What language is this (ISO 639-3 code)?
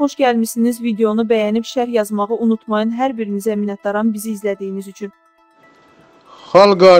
tur